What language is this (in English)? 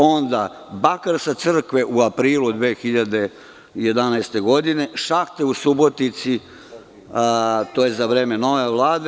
Serbian